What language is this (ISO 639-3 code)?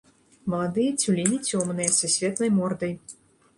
bel